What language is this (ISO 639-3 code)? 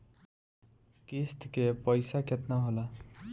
bho